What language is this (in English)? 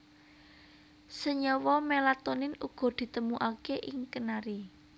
Javanese